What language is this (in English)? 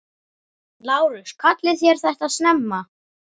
Icelandic